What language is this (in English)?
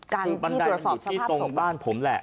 Thai